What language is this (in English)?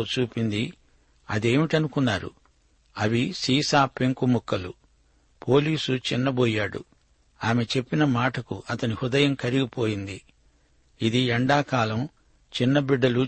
Telugu